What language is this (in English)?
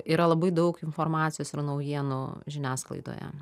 Lithuanian